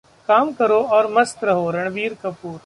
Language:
Hindi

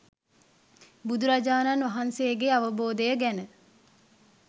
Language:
Sinhala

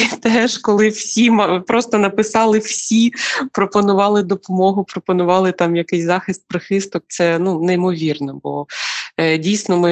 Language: Ukrainian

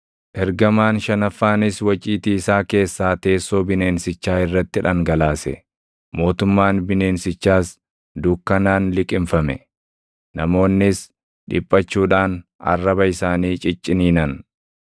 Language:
Oromo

